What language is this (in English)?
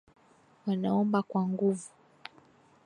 Swahili